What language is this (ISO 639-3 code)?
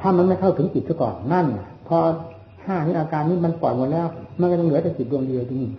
tha